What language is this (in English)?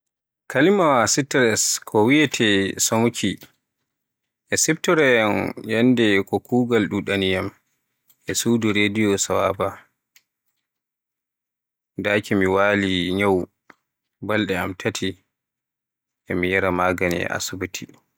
Borgu Fulfulde